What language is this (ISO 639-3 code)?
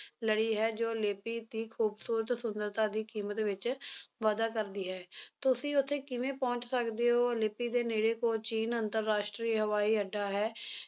pan